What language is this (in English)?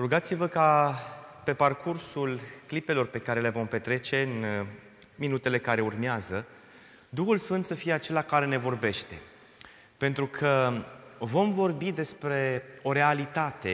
Romanian